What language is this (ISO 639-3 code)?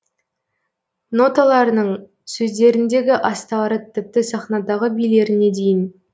kaz